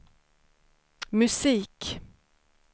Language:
Swedish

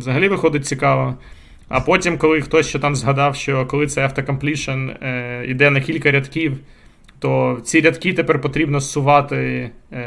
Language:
Ukrainian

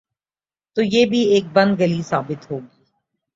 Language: Urdu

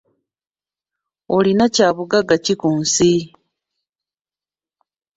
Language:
Ganda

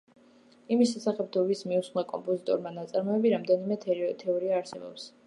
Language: Georgian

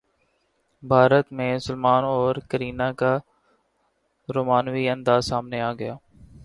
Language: Urdu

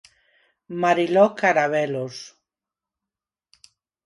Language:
Galician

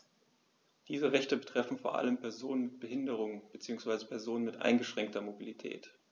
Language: German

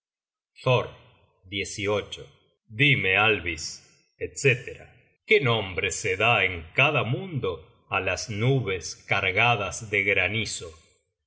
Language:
Spanish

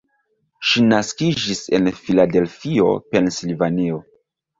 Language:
Esperanto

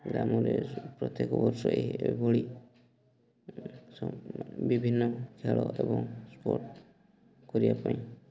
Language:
Odia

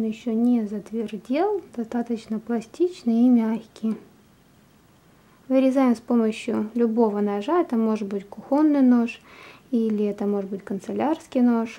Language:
Russian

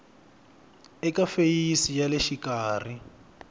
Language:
Tsonga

